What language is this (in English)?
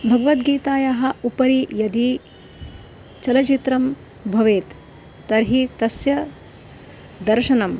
Sanskrit